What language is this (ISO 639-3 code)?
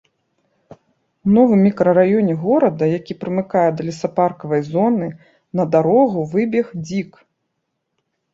bel